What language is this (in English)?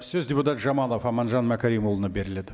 Kazakh